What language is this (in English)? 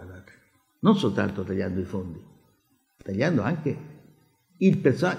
Italian